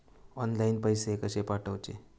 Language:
Marathi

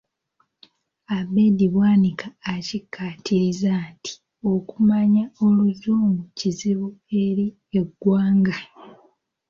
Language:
Ganda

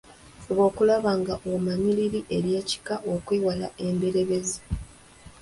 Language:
Ganda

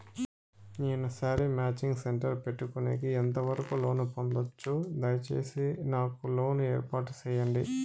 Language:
Telugu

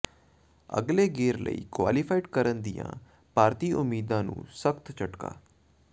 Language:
Punjabi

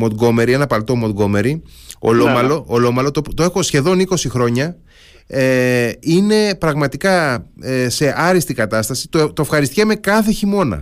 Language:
Greek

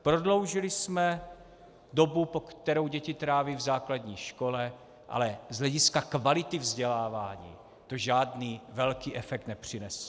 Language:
Czech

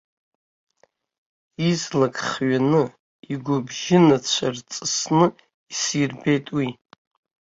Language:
Abkhazian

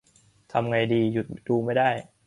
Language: Thai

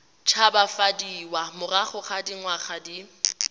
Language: Tswana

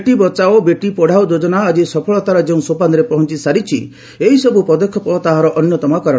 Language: Odia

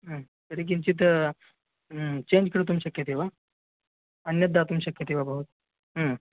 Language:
Sanskrit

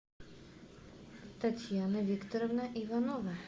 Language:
Russian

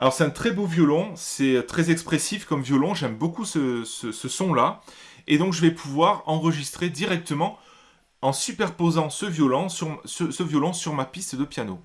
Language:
French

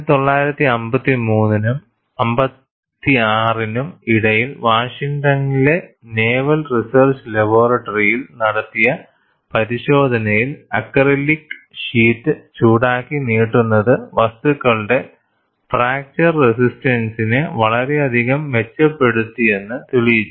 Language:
Malayalam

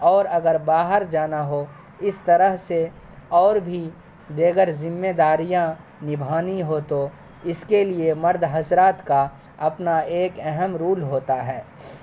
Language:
Urdu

